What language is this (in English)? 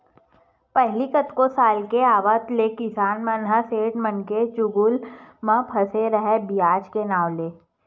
Chhattisgarhi